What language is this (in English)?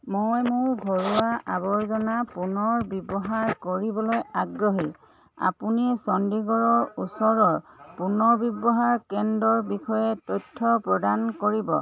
Assamese